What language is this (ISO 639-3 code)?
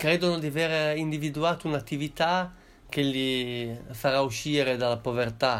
ita